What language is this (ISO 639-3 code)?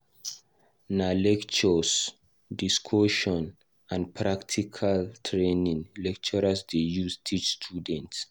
pcm